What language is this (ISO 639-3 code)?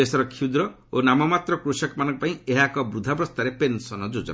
ori